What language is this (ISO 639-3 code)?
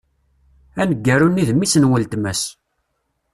kab